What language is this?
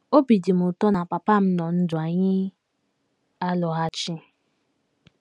Igbo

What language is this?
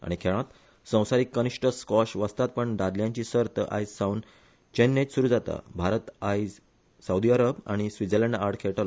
Konkani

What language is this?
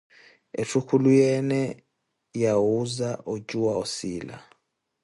Koti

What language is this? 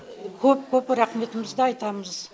Kazakh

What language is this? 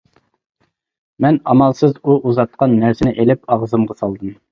Uyghur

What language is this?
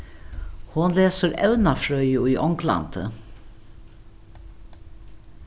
Faroese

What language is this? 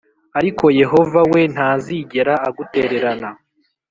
Kinyarwanda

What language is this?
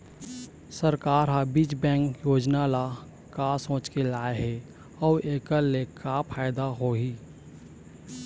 Chhattisgarhi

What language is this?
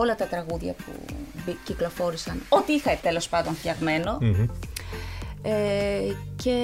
Greek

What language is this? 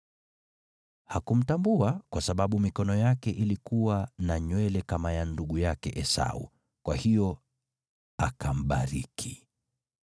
Swahili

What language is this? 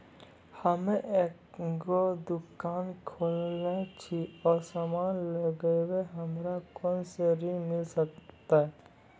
Maithili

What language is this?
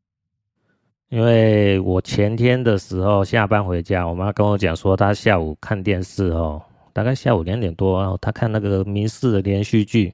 Chinese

